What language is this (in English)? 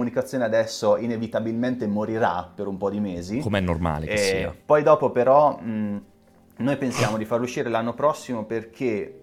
Italian